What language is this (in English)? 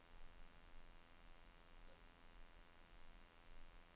Danish